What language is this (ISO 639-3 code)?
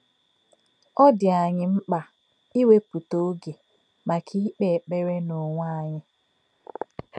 ibo